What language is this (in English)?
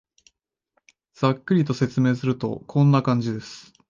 Japanese